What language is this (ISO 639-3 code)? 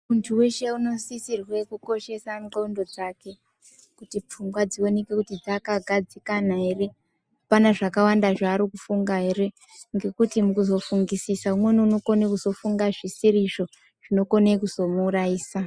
ndc